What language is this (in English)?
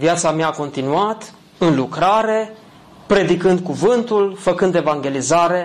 Romanian